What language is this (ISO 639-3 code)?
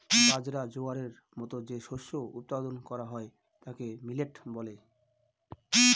ben